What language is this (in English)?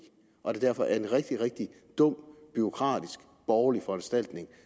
Danish